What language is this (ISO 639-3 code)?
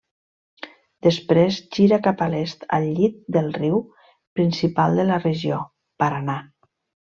cat